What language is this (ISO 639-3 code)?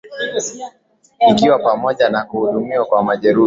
swa